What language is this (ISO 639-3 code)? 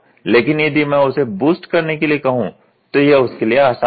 hin